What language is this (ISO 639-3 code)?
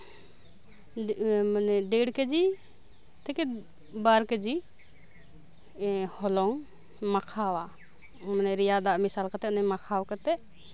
sat